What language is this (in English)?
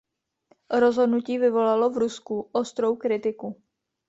Czech